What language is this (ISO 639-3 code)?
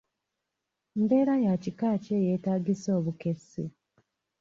lug